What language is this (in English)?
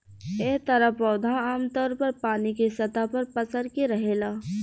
Bhojpuri